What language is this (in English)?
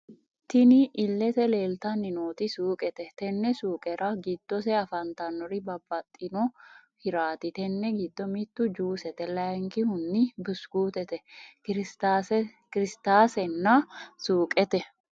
Sidamo